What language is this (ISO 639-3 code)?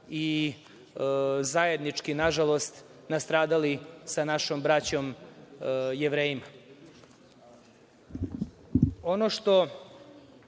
srp